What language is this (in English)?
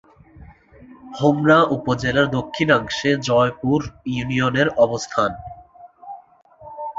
Bangla